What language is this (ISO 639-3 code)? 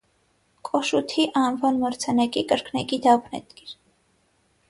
hye